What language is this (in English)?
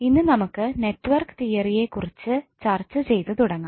Malayalam